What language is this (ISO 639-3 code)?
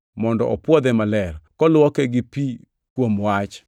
luo